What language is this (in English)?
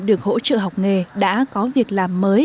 Vietnamese